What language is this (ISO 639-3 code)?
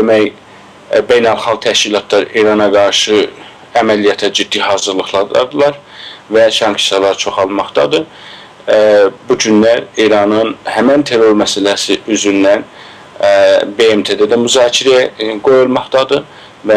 tur